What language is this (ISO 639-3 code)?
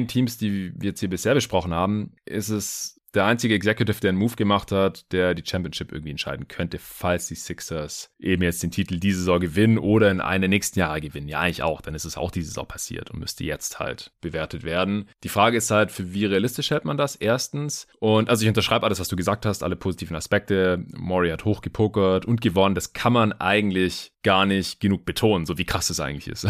deu